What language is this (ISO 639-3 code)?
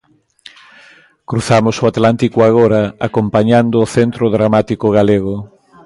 glg